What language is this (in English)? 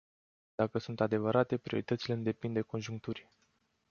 Romanian